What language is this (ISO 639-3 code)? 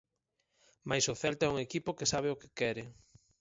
glg